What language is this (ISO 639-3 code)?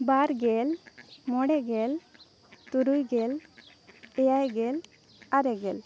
sat